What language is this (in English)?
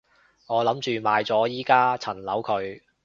Cantonese